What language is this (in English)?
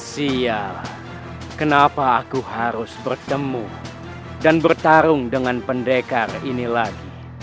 Indonesian